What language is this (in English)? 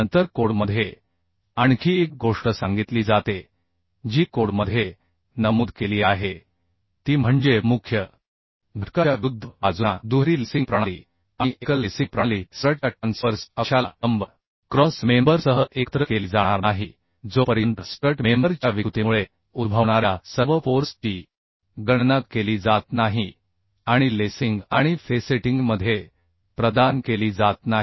Marathi